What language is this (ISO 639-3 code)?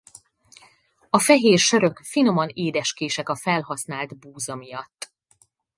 hun